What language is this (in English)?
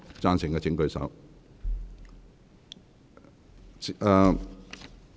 Cantonese